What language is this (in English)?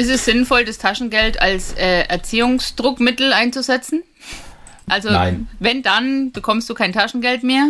German